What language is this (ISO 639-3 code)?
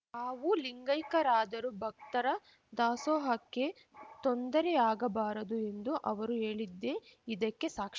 kan